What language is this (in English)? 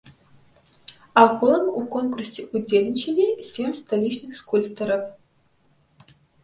Belarusian